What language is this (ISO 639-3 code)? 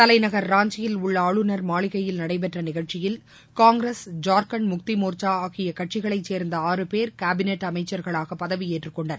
tam